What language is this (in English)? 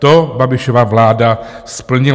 Czech